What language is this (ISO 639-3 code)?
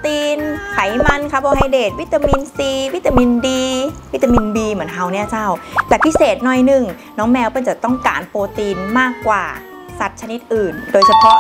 tha